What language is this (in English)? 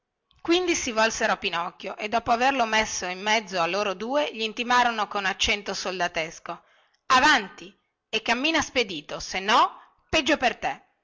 Italian